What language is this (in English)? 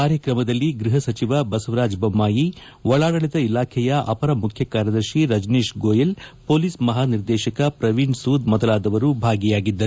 Kannada